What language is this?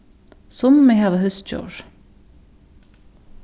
Faroese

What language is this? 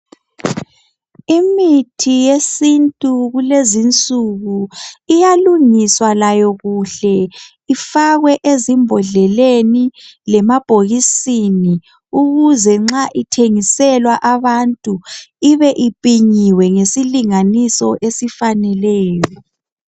North Ndebele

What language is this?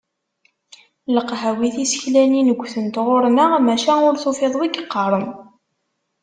Kabyle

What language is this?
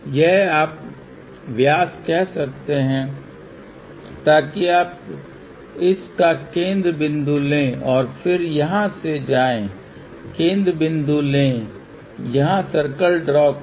Hindi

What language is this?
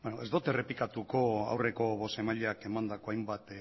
Basque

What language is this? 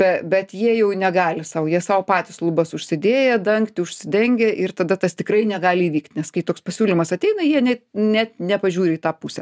Lithuanian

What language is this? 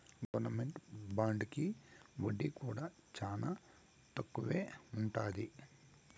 Telugu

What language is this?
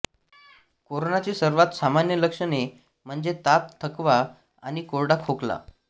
Marathi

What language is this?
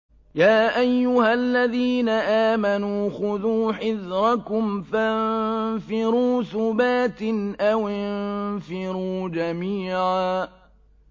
Arabic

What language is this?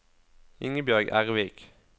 Norwegian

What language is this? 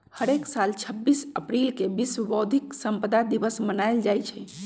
Magahi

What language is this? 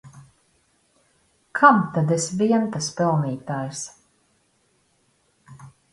Latvian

